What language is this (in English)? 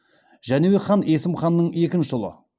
Kazakh